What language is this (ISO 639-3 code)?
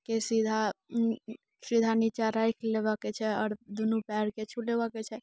mai